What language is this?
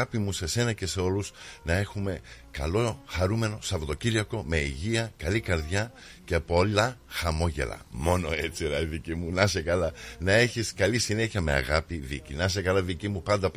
Greek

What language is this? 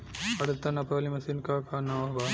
Bhojpuri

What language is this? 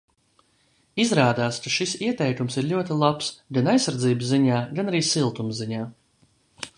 Latvian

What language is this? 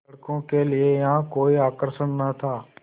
Hindi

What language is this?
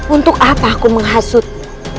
Indonesian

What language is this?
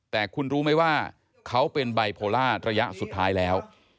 Thai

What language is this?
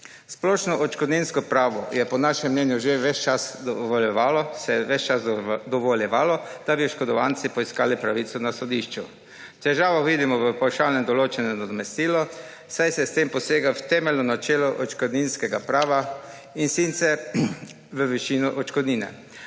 Slovenian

